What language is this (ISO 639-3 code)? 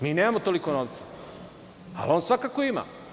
srp